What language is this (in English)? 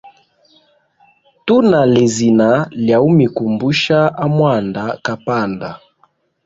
Hemba